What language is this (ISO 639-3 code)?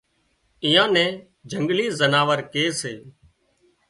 kxp